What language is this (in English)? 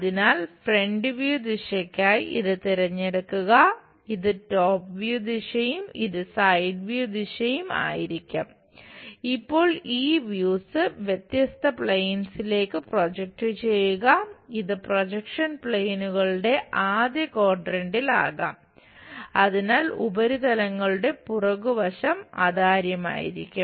Malayalam